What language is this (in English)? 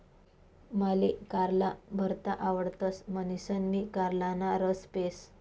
Marathi